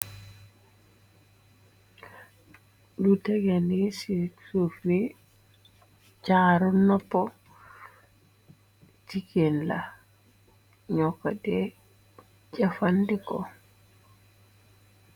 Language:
Wolof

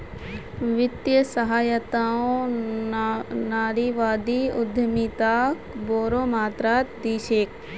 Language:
Magahi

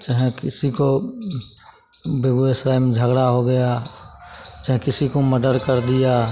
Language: Hindi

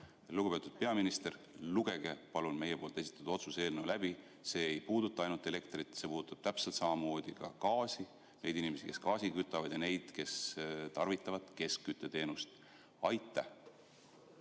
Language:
Estonian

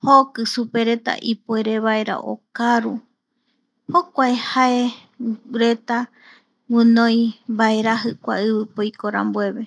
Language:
Eastern Bolivian Guaraní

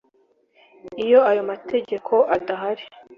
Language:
Kinyarwanda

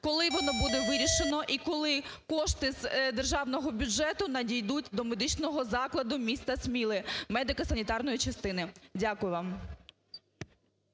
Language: Ukrainian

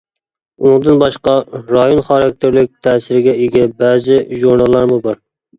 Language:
Uyghur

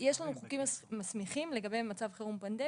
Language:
Hebrew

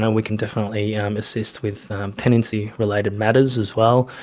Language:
English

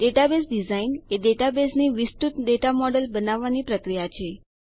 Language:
Gujarati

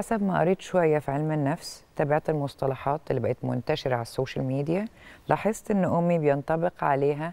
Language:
Arabic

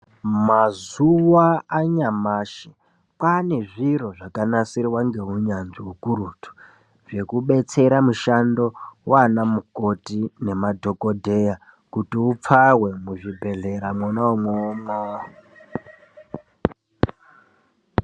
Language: Ndau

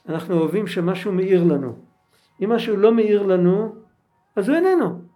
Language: Hebrew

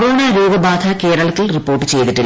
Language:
Malayalam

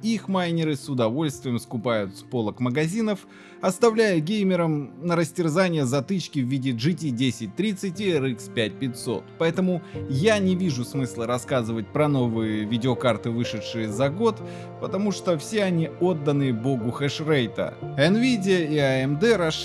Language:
Russian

